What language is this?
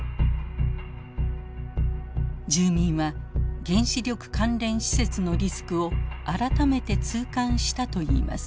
Japanese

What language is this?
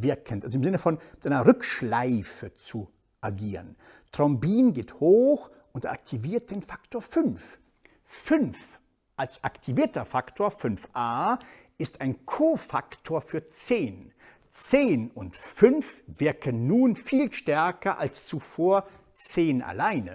German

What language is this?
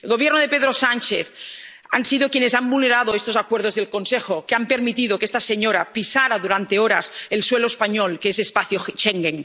Spanish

